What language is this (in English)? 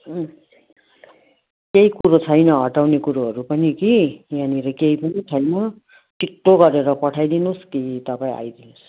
Nepali